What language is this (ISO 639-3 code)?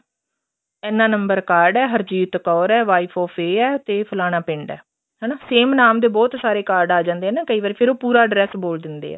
pan